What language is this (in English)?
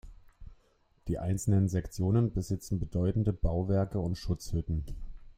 German